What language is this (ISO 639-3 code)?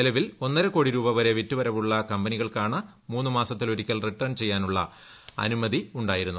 mal